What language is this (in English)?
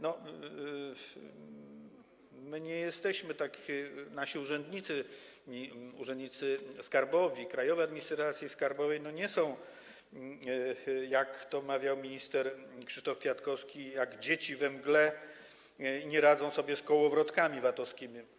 Polish